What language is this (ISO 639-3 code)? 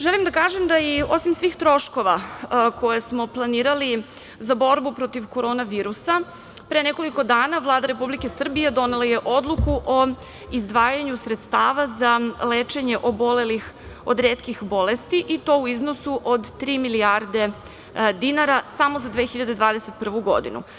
srp